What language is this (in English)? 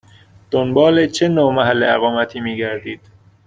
Persian